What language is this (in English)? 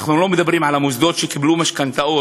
Hebrew